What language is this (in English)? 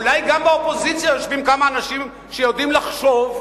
Hebrew